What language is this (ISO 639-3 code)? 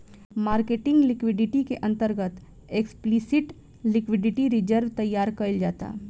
bho